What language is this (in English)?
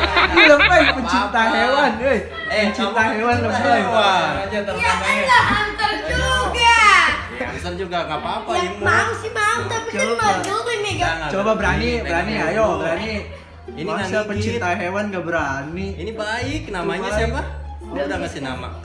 Indonesian